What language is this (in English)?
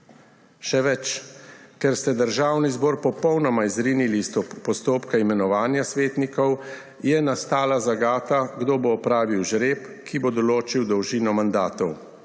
Slovenian